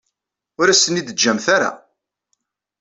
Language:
Kabyle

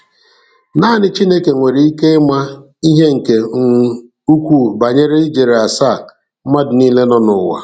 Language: Igbo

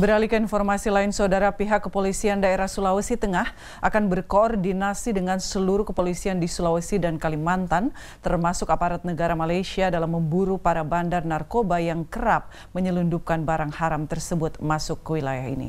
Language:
Indonesian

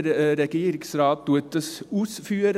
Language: Swiss German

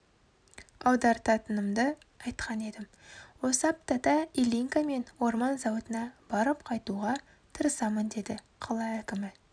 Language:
Kazakh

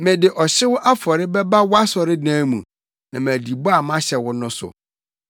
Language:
Akan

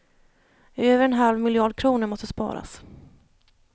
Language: Swedish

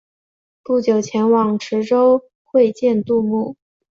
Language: Chinese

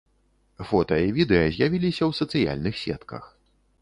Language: Belarusian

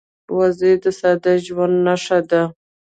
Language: Pashto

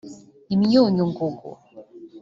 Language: Kinyarwanda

